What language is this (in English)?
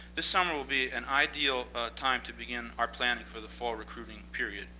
English